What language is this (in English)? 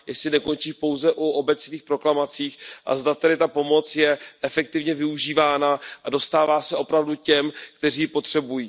Czech